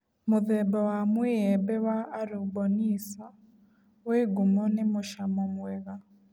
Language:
Kikuyu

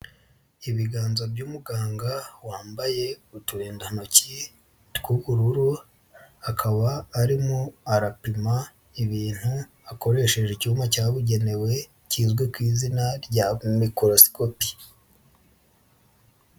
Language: Kinyarwanda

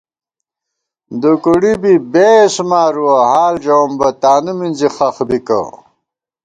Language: Gawar-Bati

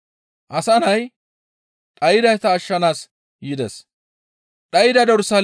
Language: Gamo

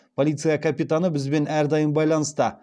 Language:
Kazakh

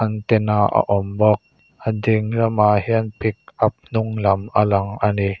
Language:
Mizo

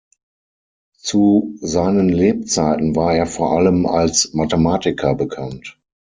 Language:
German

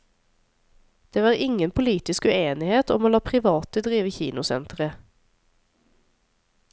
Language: Norwegian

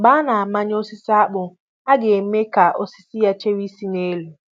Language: Igbo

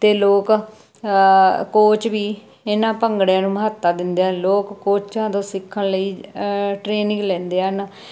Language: Punjabi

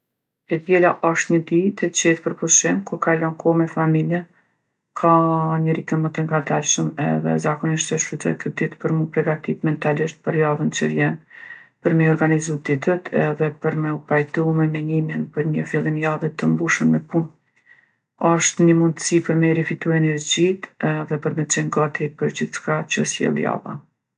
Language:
Gheg Albanian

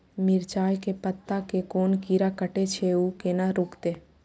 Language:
Maithili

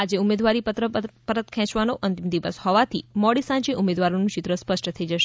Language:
Gujarati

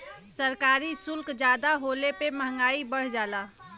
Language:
Bhojpuri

